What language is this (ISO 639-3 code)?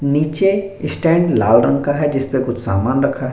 hin